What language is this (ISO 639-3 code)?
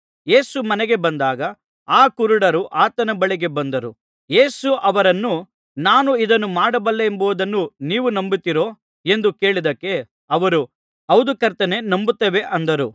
kan